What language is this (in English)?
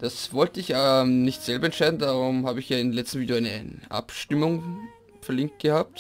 German